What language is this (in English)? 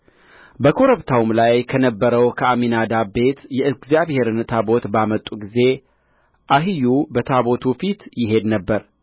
Amharic